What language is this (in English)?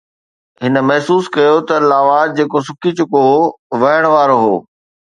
Sindhi